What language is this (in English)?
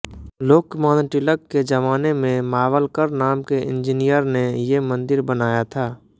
Hindi